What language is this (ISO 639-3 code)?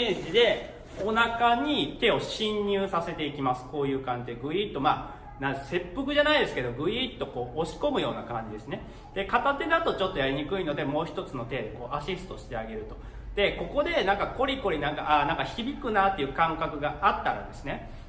jpn